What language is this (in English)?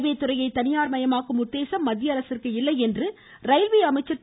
Tamil